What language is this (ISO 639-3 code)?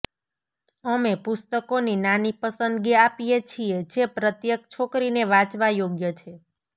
guj